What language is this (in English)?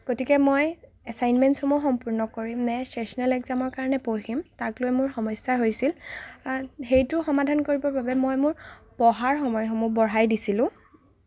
Assamese